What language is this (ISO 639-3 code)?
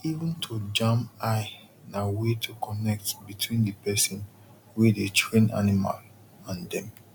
pcm